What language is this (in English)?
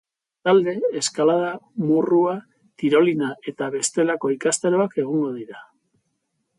Basque